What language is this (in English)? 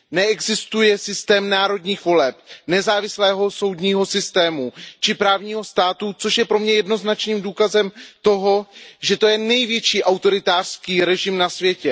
Czech